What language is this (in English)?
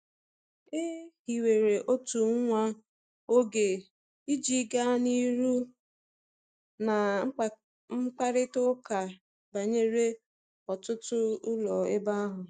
Igbo